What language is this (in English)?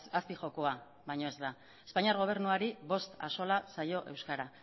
Basque